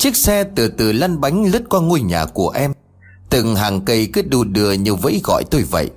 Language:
Vietnamese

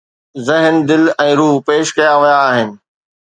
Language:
Sindhi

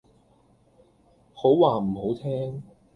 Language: Cantonese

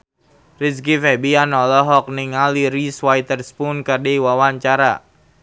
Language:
Sundanese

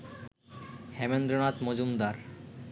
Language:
Bangla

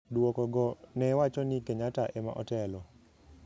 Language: Luo (Kenya and Tanzania)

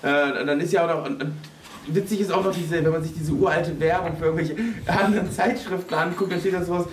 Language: German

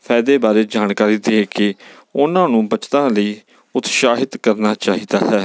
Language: Punjabi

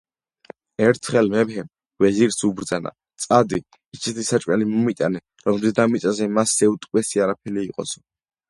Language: Georgian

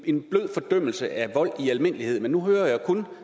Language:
Danish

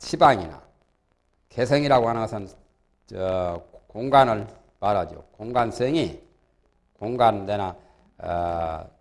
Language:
Korean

